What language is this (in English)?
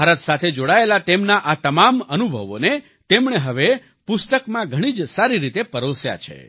Gujarati